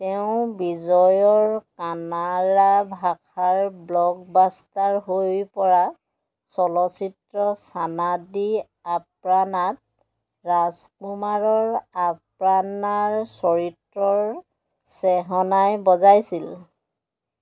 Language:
Assamese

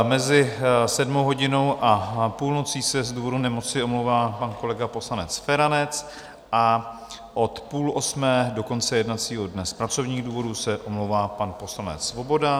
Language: Czech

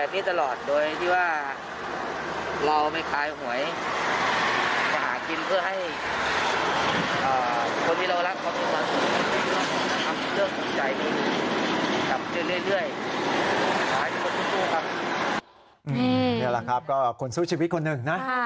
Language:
Thai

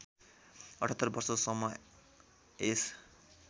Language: Nepali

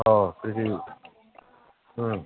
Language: Manipuri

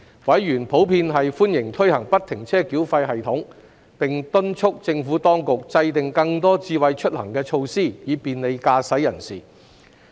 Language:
Cantonese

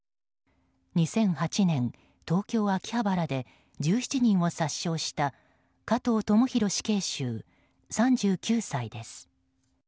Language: Japanese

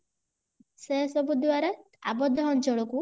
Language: Odia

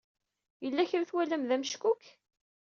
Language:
Kabyle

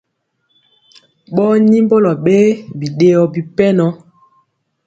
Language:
Mpiemo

